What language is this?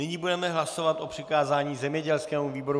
Czech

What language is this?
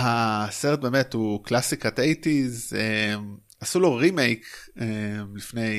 Hebrew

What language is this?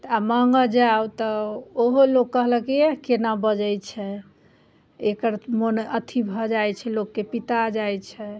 Maithili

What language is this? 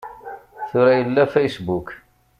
Kabyle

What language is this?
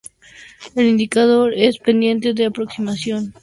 Spanish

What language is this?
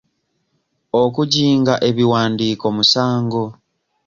Ganda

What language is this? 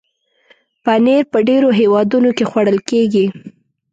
Pashto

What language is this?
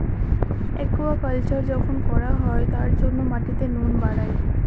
Bangla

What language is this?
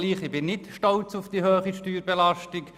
Swiss German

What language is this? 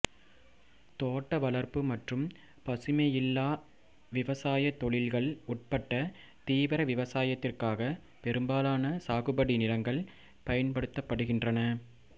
Tamil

